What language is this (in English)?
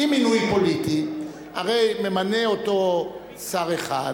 Hebrew